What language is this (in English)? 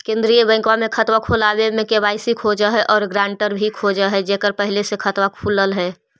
Magahi